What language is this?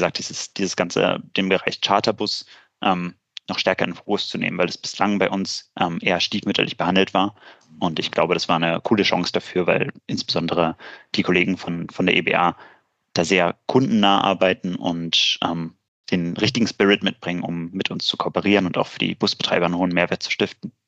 German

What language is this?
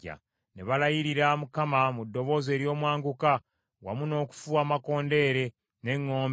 Ganda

